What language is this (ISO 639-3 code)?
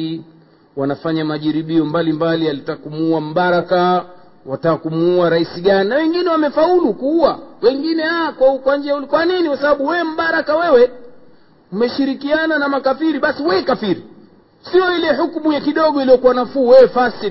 swa